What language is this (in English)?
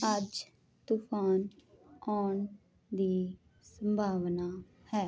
Punjabi